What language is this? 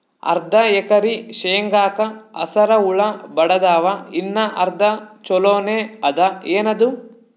Kannada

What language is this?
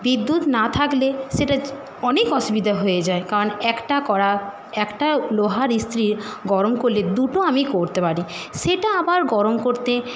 Bangla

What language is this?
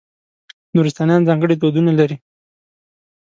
Pashto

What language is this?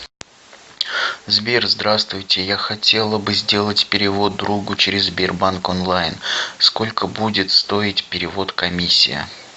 Russian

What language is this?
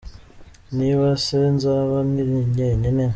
Kinyarwanda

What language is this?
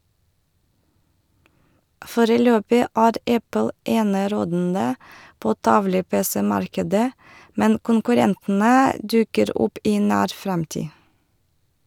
Norwegian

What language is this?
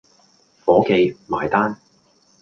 Cantonese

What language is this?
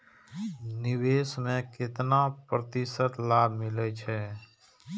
Maithili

